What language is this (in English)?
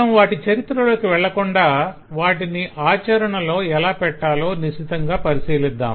Telugu